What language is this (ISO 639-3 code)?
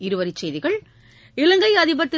tam